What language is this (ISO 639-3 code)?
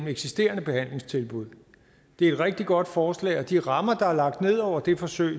dan